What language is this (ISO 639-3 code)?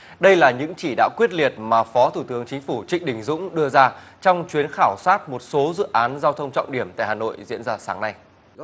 vie